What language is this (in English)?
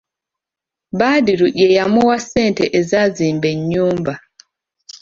Ganda